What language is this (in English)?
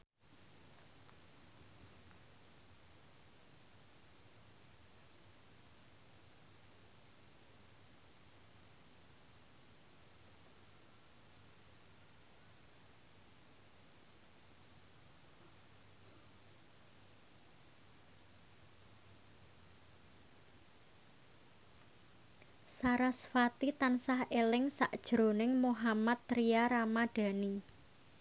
Javanese